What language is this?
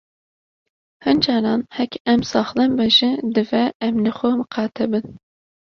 Kurdish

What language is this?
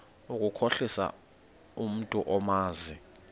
Xhosa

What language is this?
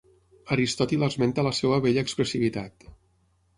Catalan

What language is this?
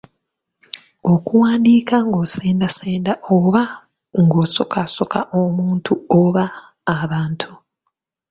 Ganda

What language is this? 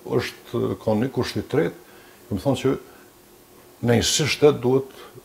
Romanian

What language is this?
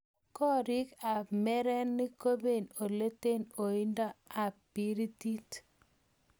Kalenjin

